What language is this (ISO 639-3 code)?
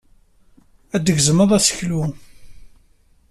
kab